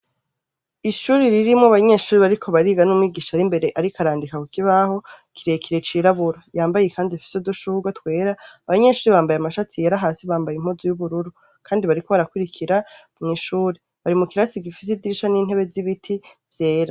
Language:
Rundi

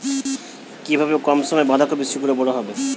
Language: Bangla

